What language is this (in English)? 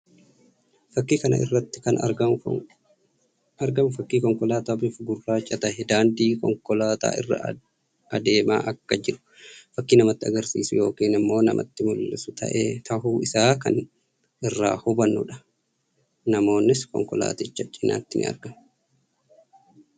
Oromo